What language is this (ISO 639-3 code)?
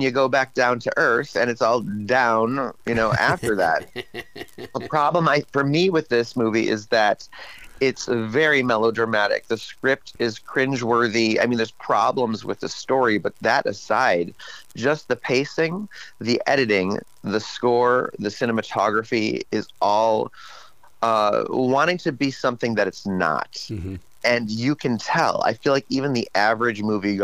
eng